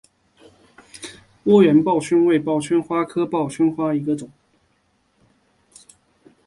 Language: Chinese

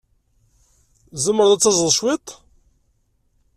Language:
Kabyle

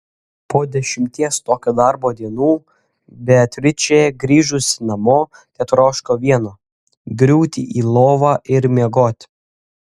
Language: Lithuanian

